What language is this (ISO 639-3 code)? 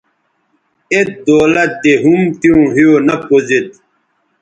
btv